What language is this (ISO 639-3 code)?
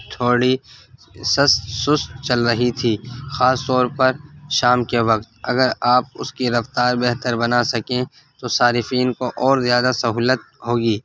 urd